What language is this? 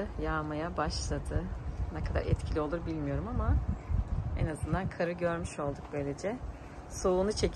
Turkish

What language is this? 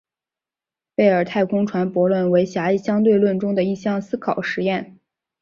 Chinese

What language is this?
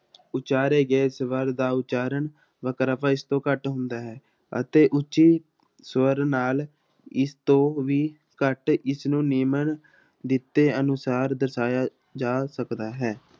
Punjabi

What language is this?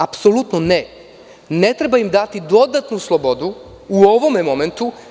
Serbian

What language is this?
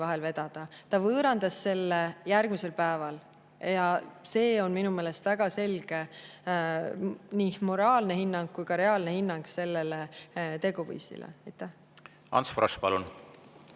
Estonian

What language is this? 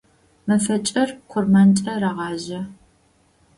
Adyghe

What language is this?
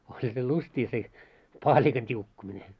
Finnish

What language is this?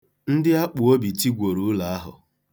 Igbo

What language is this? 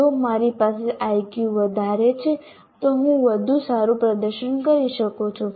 Gujarati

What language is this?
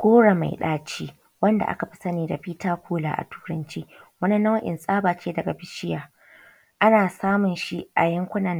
Hausa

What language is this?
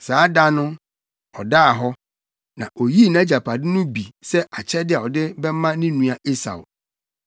Akan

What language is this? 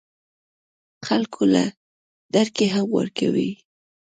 Pashto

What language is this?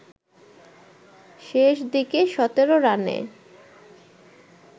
Bangla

